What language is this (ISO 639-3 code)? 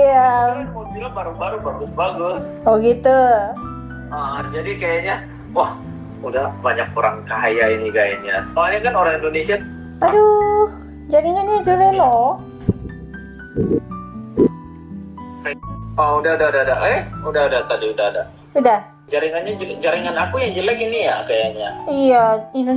ind